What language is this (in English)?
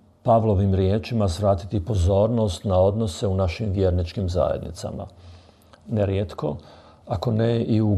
Croatian